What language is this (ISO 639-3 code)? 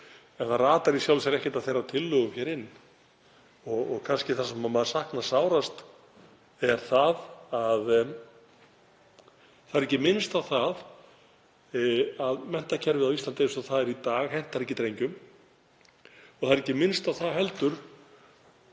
isl